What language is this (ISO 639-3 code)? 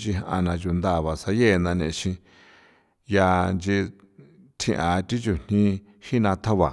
pow